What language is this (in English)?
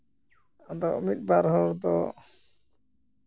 Santali